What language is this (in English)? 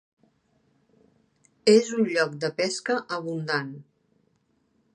Catalan